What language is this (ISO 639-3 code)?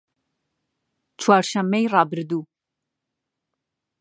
ckb